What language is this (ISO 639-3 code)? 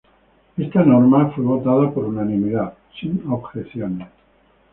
spa